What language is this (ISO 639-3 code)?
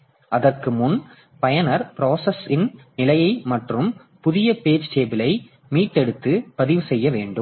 tam